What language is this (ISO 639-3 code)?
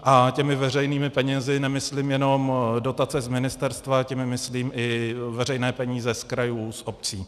ces